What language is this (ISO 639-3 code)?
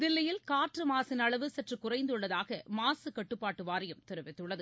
tam